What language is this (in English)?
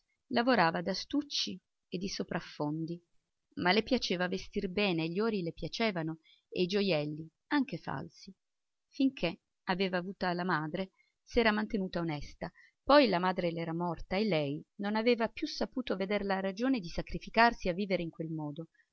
Italian